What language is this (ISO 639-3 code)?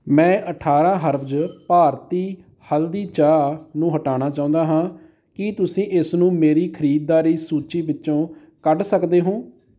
pan